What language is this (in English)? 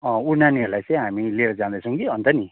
Nepali